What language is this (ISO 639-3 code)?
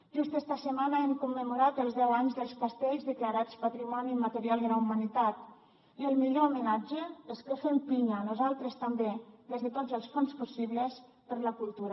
cat